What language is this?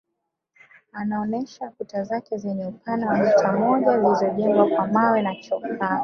Swahili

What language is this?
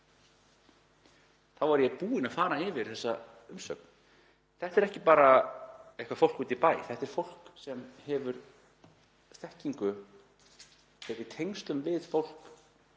Icelandic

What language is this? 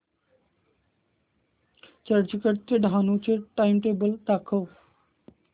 Marathi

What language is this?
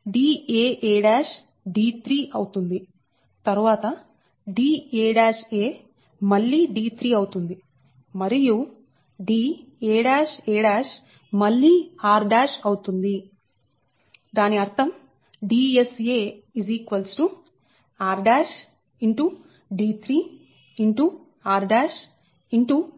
Telugu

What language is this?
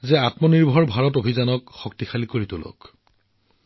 Assamese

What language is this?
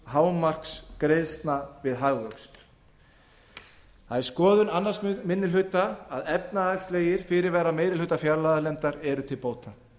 Icelandic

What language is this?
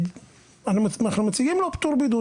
Hebrew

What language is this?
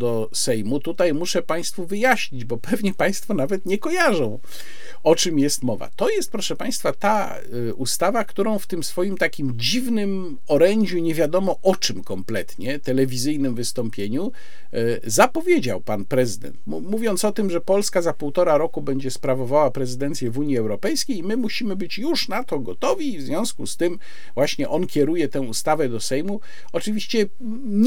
Polish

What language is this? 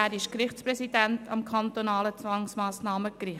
Swiss German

